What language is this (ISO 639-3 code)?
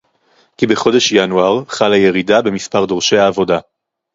heb